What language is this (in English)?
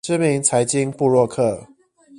Chinese